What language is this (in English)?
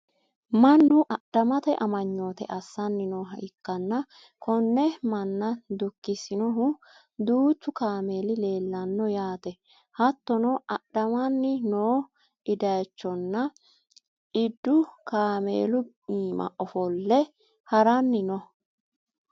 Sidamo